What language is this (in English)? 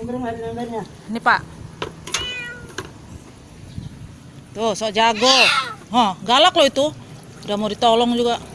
Indonesian